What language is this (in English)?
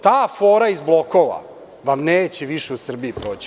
Serbian